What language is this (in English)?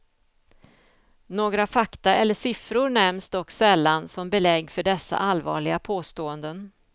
Swedish